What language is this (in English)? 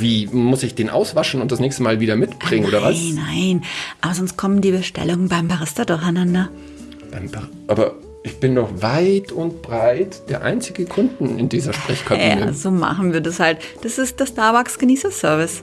German